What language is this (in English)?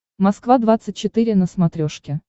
Russian